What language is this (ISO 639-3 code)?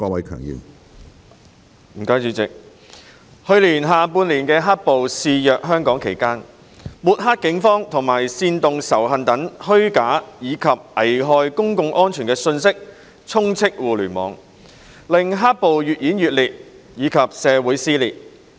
yue